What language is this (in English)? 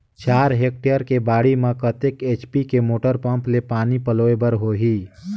Chhattisgarhi